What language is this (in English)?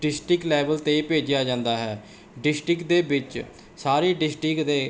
Punjabi